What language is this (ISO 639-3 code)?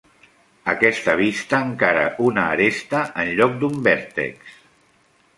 cat